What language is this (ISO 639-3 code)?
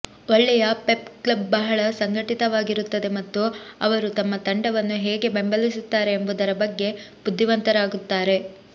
kan